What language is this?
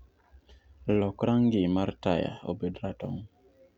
Luo (Kenya and Tanzania)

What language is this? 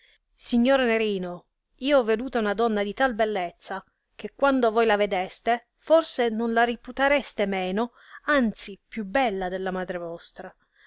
Italian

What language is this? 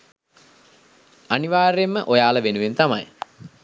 Sinhala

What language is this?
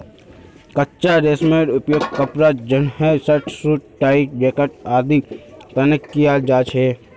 Magahi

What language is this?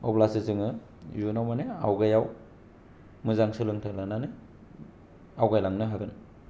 Bodo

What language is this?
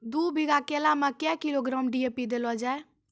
Maithili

